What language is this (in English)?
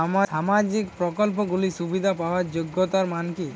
Bangla